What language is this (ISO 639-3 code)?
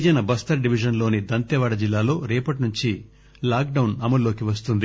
tel